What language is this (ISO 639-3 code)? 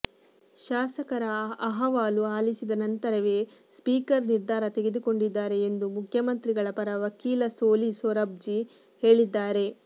kan